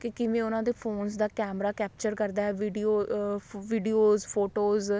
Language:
Punjabi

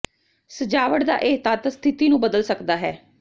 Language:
Punjabi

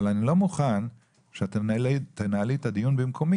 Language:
Hebrew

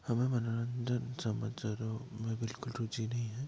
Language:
Hindi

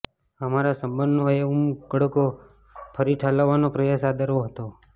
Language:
Gujarati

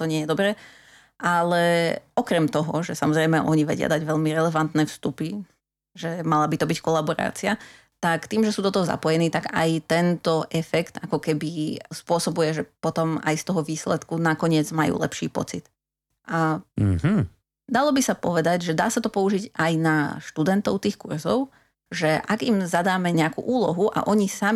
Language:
Slovak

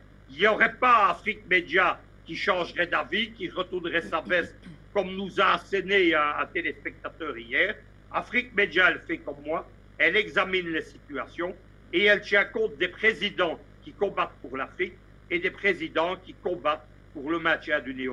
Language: French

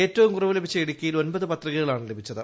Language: Malayalam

